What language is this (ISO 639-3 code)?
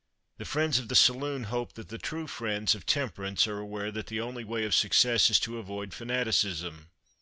eng